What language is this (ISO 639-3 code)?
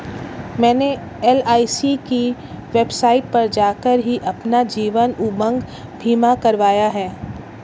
hin